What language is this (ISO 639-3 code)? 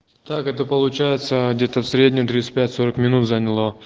rus